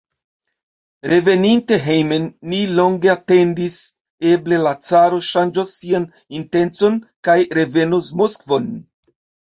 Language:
Esperanto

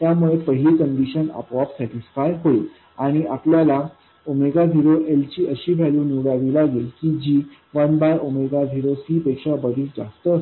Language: Marathi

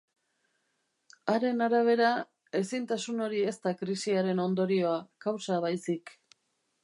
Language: Basque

